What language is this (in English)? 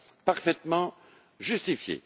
French